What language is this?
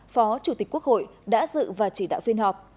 Vietnamese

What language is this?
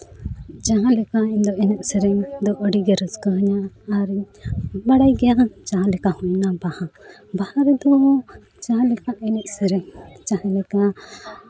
Santali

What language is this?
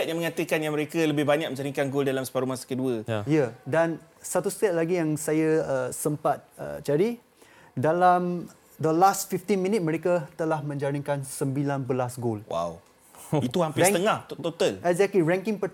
Malay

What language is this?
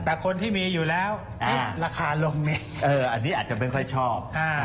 Thai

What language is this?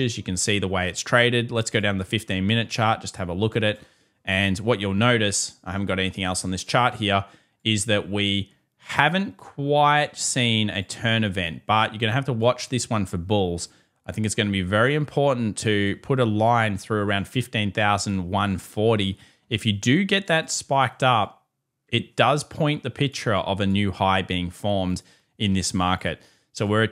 English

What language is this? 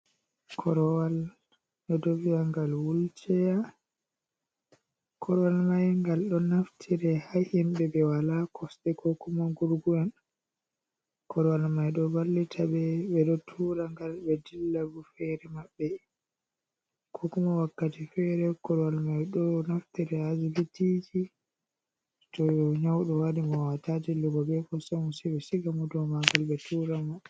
Fula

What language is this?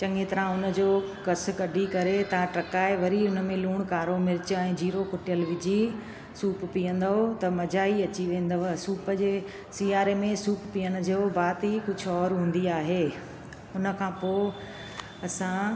Sindhi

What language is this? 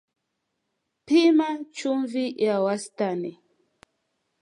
Swahili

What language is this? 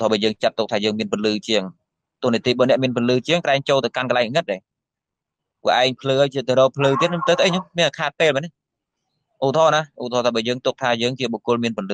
Vietnamese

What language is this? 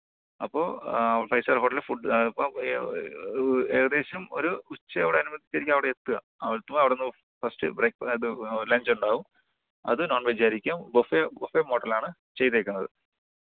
Malayalam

